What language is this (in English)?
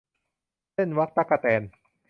Thai